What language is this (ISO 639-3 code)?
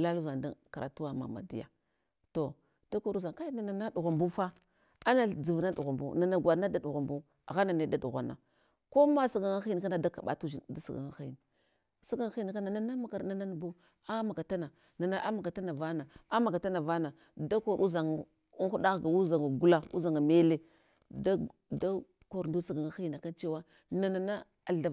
hwo